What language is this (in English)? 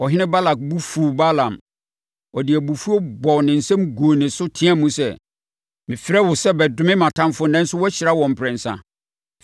Akan